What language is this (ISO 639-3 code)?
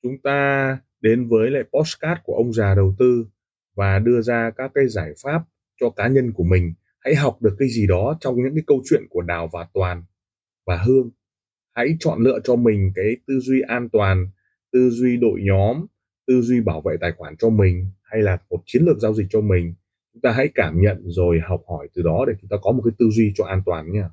vie